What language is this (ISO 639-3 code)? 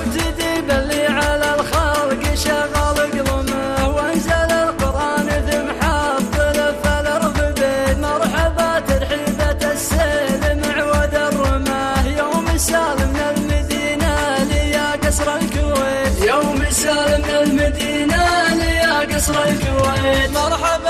ara